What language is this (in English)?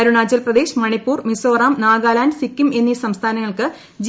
Malayalam